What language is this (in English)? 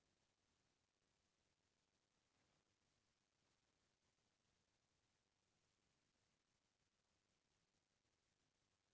Chhattisgarhi